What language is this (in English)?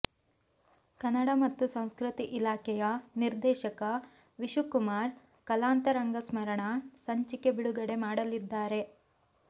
Kannada